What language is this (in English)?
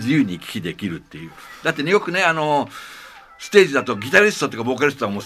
Japanese